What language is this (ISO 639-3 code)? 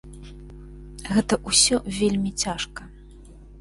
bel